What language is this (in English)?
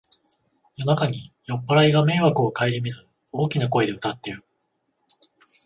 Japanese